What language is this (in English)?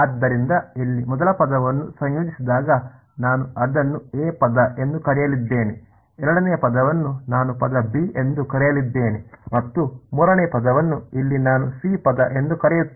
Kannada